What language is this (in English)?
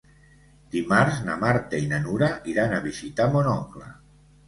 Catalan